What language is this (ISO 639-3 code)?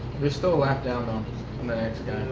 eng